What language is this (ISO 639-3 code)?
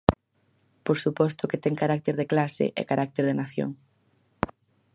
glg